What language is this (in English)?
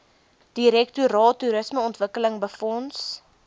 Afrikaans